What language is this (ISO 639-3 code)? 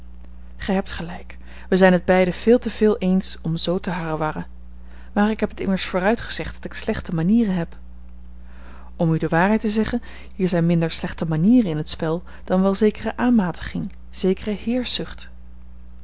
nld